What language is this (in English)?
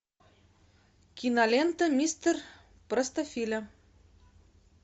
Russian